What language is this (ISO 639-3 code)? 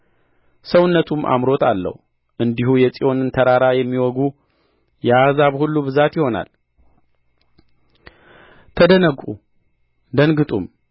amh